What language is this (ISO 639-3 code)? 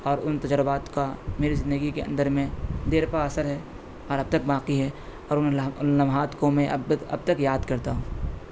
urd